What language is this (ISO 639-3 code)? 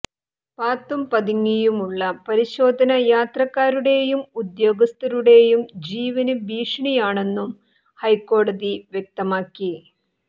mal